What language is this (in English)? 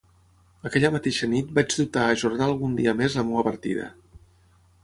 Catalan